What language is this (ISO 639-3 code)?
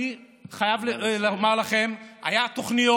heb